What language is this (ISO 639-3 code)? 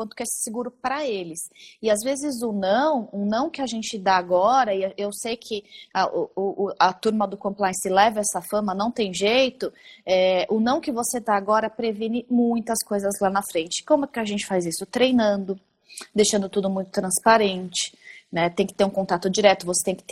por